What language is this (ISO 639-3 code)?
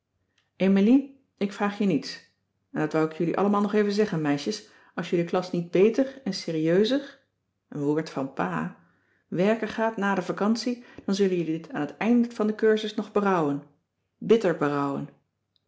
nld